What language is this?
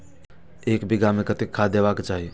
Maithili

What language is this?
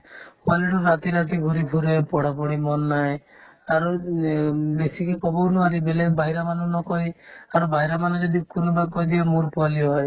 Assamese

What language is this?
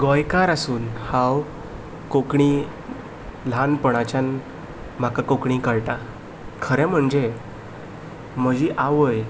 Konkani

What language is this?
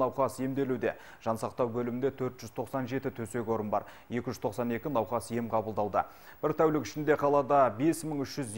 Turkish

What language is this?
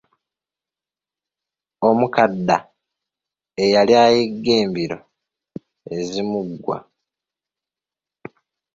Ganda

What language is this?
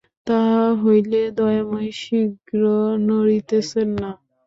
Bangla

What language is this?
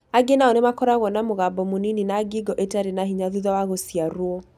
Kikuyu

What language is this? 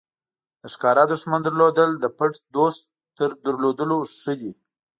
Pashto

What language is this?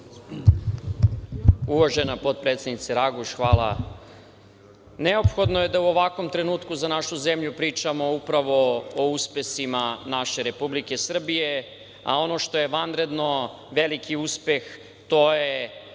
Serbian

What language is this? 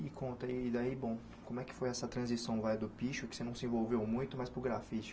Portuguese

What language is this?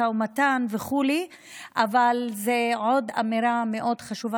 Hebrew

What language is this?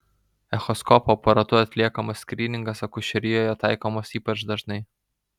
Lithuanian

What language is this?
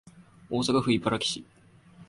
Japanese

